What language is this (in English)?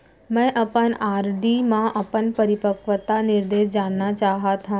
Chhattisgarhi